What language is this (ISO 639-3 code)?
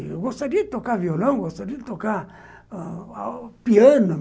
por